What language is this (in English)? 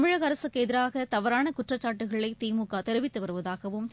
Tamil